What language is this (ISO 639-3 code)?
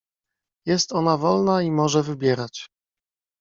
pol